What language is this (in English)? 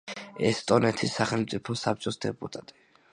Georgian